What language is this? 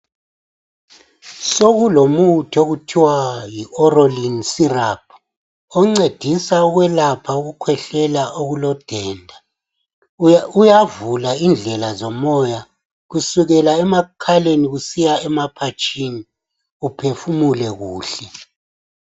North Ndebele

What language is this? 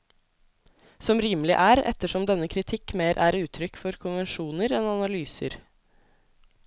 Norwegian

